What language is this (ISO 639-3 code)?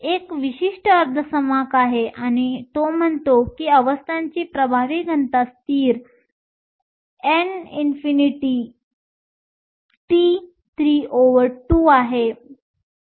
mar